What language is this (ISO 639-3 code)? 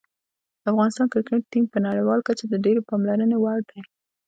pus